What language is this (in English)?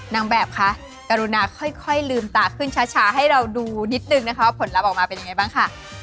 Thai